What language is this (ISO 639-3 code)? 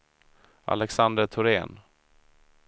swe